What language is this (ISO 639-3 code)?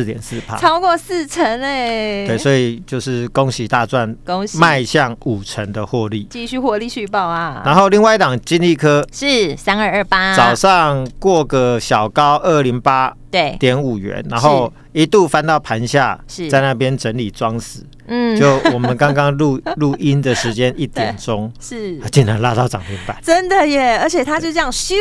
zho